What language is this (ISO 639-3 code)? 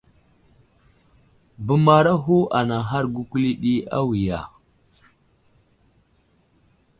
udl